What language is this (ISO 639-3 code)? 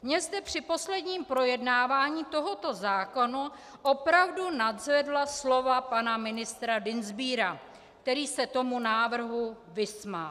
ces